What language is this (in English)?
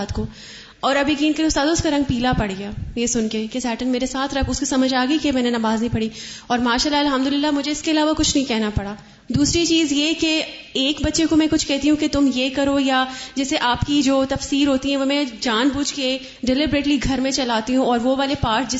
Urdu